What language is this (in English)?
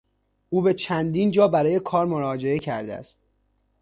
Persian